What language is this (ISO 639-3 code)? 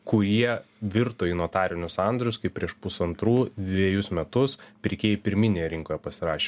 lit